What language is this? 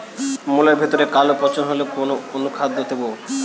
Bangla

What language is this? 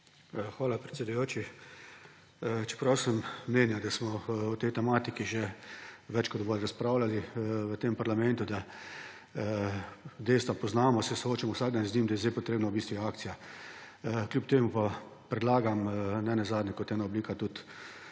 Slovenian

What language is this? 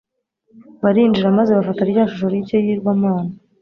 Kinyarwanda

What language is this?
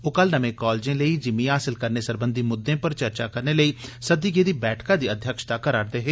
Dogri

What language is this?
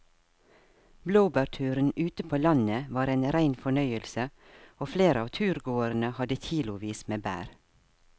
Norwegian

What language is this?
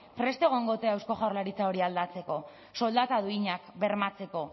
Basque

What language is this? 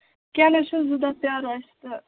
Kashmiri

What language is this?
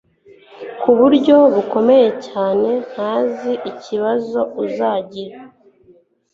Kinyarwanda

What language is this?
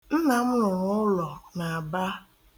Igbo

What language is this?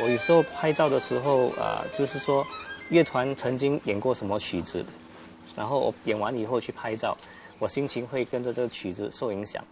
Chinese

